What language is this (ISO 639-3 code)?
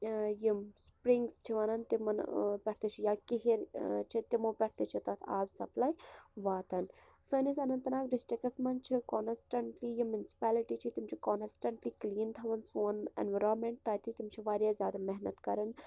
kas